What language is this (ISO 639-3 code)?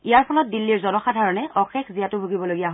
asm